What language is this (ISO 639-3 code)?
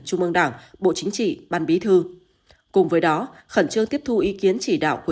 vie